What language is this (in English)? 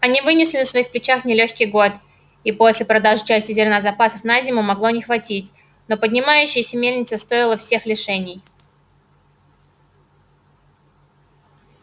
Russian